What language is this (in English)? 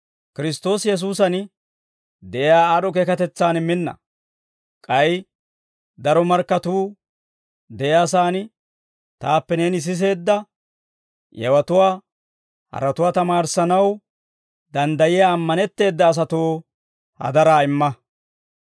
Dawro